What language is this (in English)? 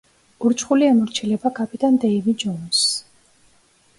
Georgian